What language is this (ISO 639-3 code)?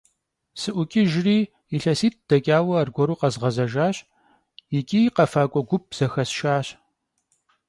kbd